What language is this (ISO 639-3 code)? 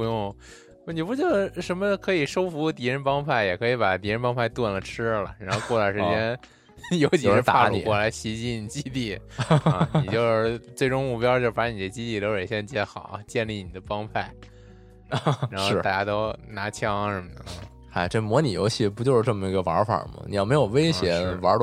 zho